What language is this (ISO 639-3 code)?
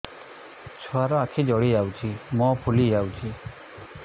ori